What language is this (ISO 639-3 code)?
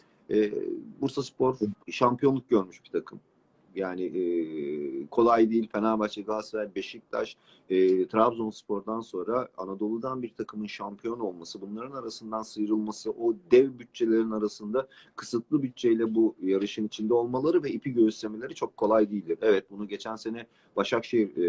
tur